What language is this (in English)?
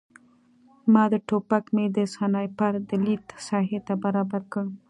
Pashto